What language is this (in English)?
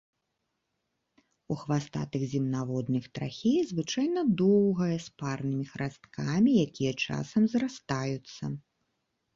Belarusian